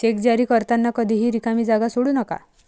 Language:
Marathi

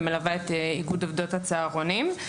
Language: Hebrew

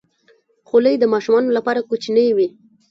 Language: Pashto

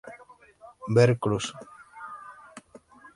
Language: Spanish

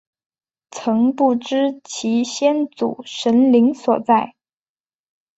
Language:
Chinese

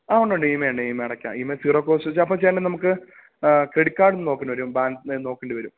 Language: Malayalam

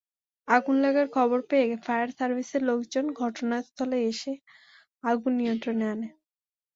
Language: Bangla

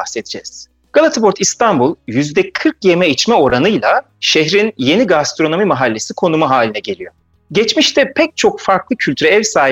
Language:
Turkish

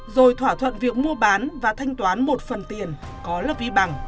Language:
Vietnamese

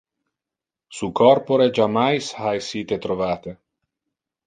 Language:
Interlingua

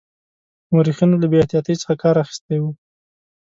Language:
Pashto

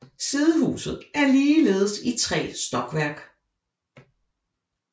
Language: Danish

